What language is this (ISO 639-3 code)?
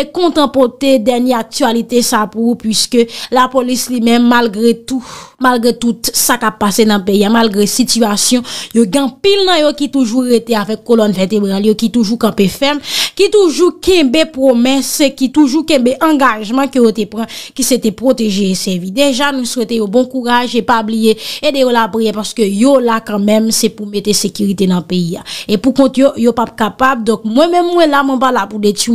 fra